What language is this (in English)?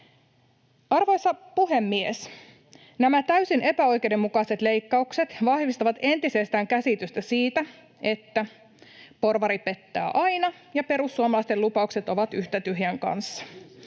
Finnish